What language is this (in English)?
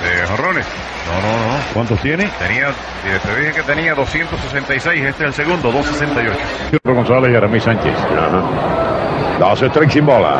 Spanish